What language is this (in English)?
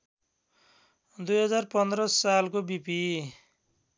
Nepali